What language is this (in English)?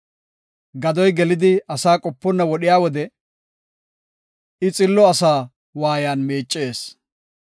Gofa